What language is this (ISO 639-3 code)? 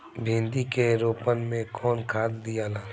bho